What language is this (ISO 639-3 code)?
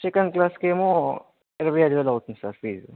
tel